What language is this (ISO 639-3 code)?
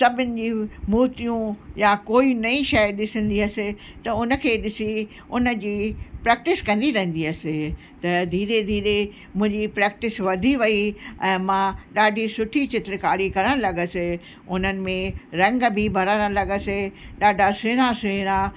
snd